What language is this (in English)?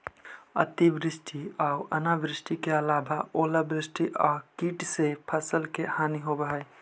Magahi